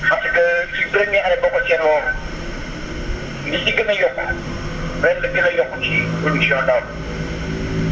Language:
Wolof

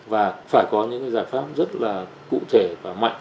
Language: Vietnamese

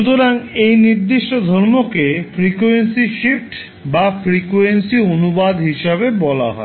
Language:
Bangla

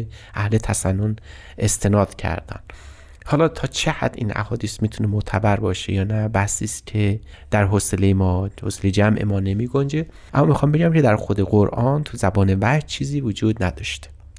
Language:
Persian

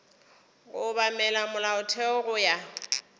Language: Northern Sotho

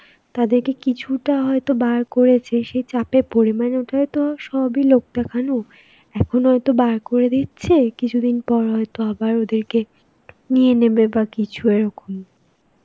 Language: Bangla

